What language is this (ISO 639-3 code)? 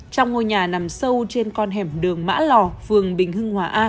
vie